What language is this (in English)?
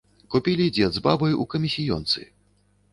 Belarusian